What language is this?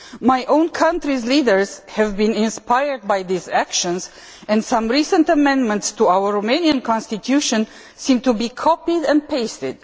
English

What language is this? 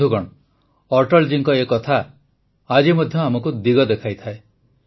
Odia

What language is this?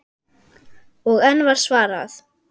Icelandic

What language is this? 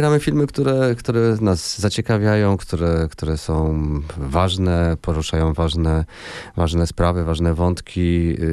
Polish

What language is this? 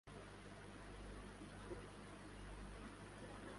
Urdu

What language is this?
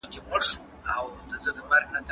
Pashto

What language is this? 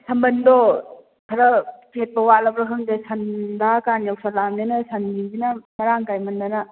Manipuri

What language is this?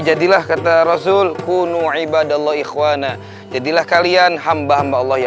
Indonesian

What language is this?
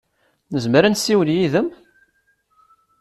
Kabyle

